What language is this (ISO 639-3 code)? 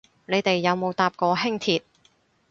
yue